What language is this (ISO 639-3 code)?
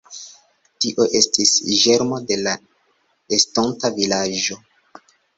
epo